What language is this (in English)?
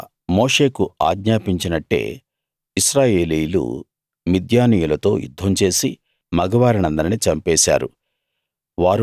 Telugu